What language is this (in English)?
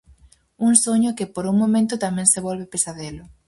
Galician